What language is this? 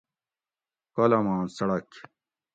Gawri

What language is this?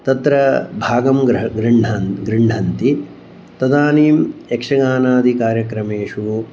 Sanskrit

